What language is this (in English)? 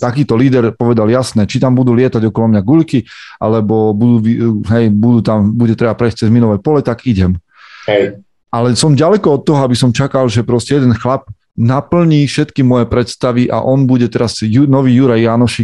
Slovak